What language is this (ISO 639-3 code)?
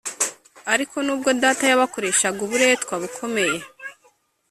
kin